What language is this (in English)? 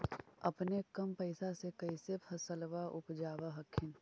Magahi